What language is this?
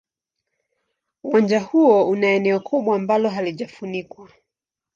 Swahili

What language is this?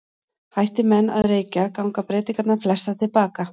Icelandic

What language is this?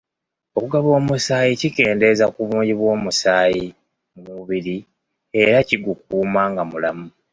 Ganda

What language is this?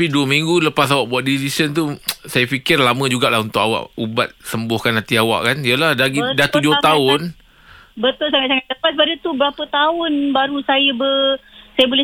Malay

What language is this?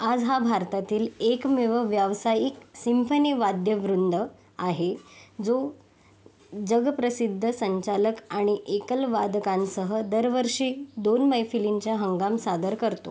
Marathi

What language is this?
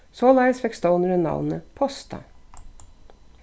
Faroese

